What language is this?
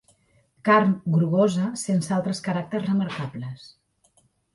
Catalan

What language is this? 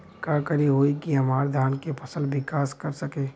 Bhojpuri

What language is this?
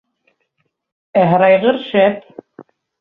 Bashkir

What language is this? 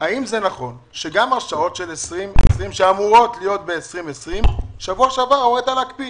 Hebrew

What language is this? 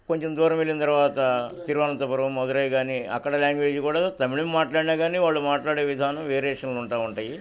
Telugu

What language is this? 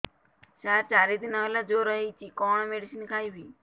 Odia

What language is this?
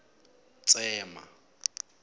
Tsonga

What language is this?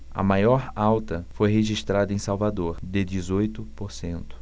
Portuguese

